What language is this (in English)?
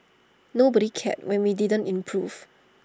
English